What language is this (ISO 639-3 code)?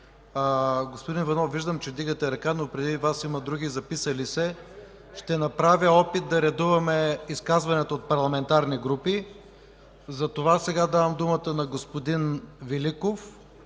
bul